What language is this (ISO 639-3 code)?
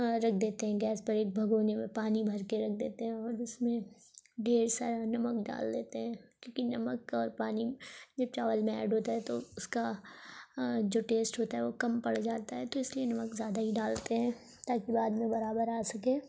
urd